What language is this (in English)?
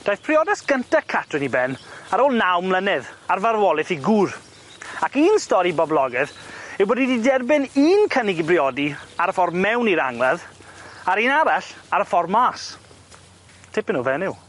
Welsh